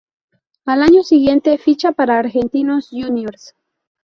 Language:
Spanish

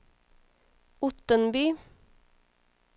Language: Swedish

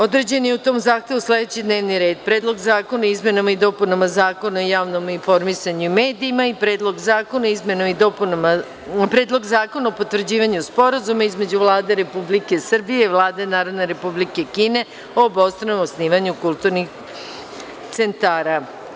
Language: Serbian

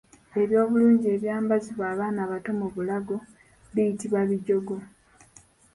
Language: Ganda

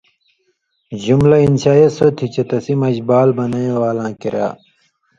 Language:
Indus Kohistani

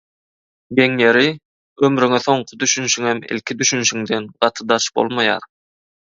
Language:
Turkmen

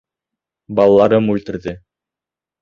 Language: Bashkir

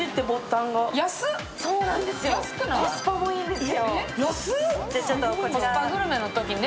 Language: Japanese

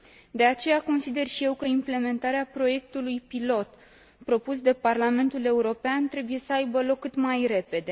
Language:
Romanian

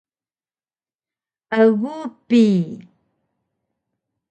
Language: Taroko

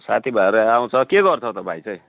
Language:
Nepali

